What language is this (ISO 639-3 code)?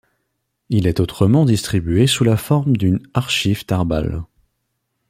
fra